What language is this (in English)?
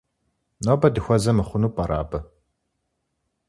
Kabardian